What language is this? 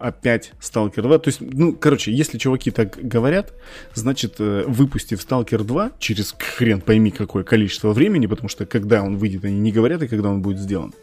Russian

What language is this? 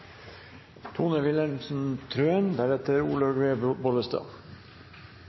Norwegian Bokmål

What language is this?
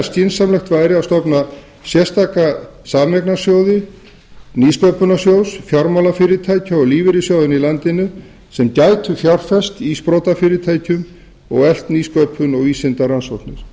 Icelandic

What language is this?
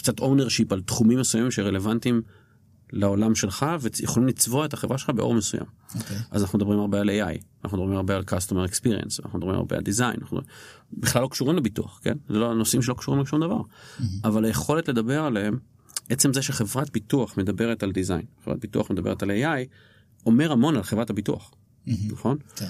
Hebrew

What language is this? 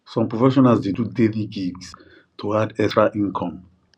Nigerian Pidgin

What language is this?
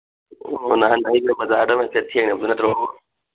Manipuri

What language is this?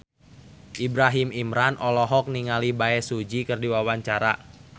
Sundanese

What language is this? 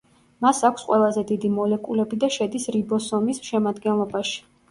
Georgian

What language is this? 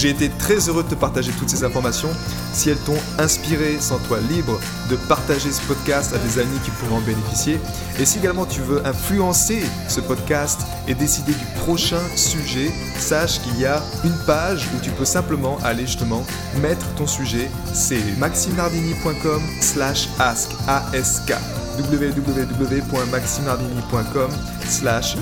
French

